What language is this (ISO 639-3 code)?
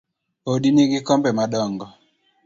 luo